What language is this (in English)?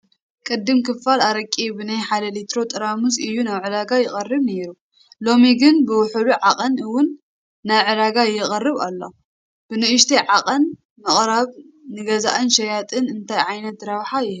Tigrinya